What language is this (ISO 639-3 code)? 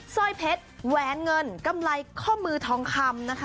tha